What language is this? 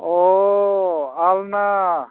Bodo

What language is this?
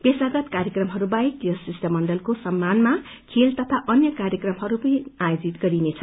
Nepali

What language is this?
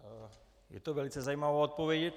Czech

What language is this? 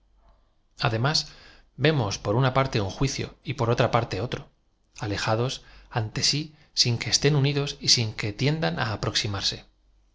Spanish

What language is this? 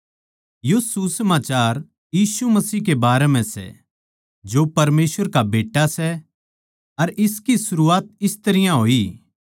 Haryanvi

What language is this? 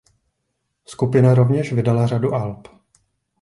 Czech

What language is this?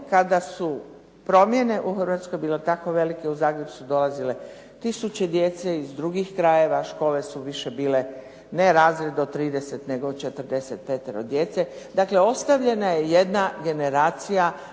Croatian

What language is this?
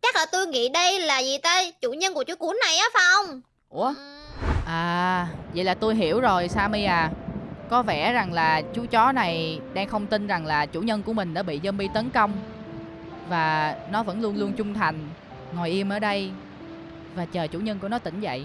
Vietnamese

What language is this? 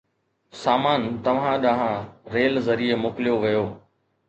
Sindhi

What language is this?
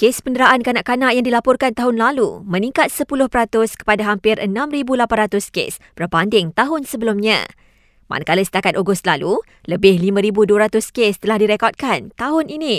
Malay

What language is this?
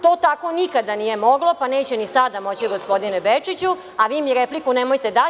Serbian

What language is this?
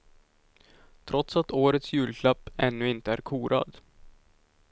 Swedish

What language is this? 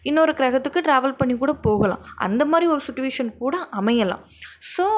Tamil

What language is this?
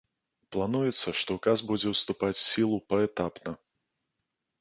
Belarusian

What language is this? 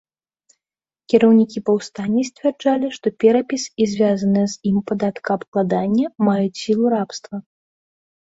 Belarusian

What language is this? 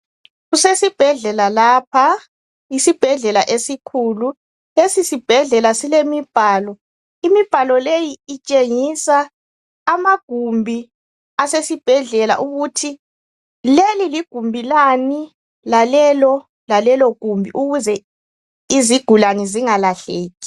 North Ndebele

